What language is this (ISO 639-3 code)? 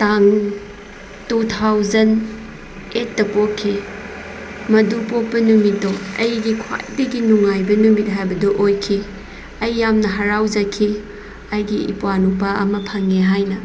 mni